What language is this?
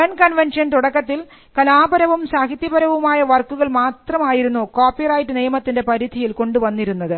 Malayalam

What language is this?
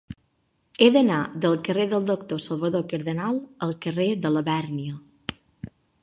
Catalan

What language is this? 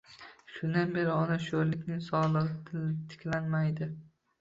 Uzbek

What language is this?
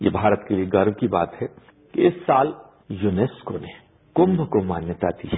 Hindi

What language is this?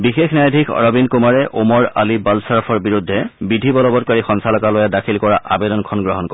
Assamese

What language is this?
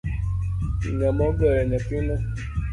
Luo (Kenya and Tanzania)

